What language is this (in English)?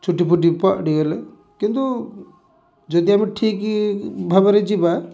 Odia